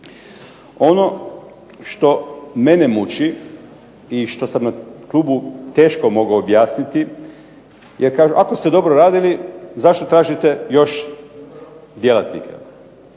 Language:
Croatian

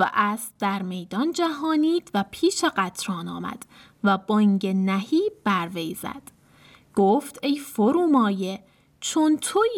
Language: Persian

